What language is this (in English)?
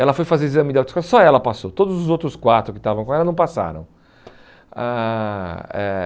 Portuguese